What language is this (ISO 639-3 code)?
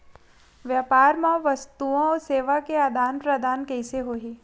hne